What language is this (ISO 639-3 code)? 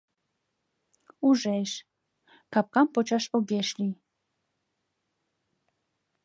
chm